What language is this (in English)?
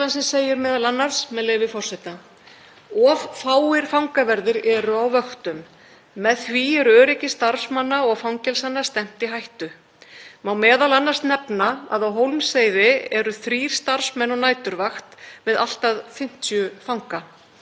Icelandic